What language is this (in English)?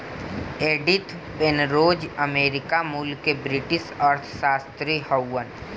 Bhojpuri